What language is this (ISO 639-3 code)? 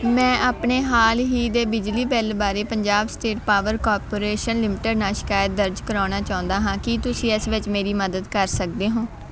pan